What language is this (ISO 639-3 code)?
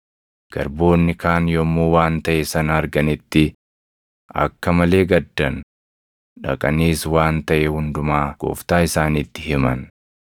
orm